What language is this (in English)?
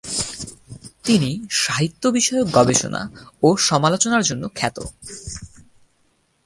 Bangla